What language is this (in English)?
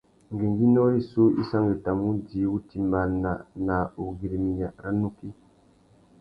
Tuki